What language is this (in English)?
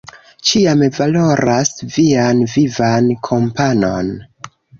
Esperanto